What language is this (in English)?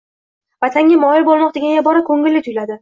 Uzbek